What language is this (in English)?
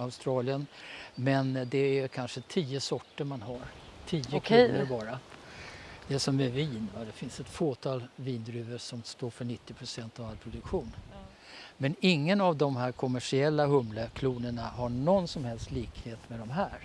Swedish